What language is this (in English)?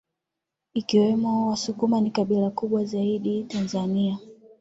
Swahili